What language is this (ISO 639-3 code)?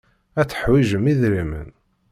kab